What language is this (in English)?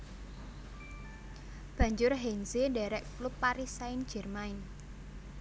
Javanese